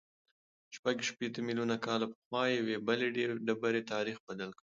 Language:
Pashto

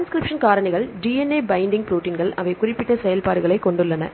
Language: Tamil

